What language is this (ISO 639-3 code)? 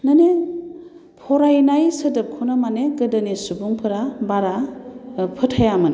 brx